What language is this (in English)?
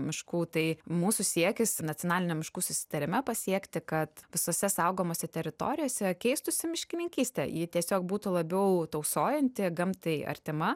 Lithuanian